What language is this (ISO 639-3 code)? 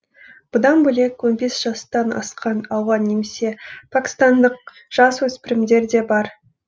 kaz